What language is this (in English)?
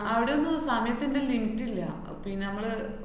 Malayalam